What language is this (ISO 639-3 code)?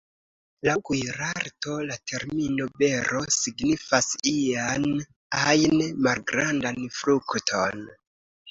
epo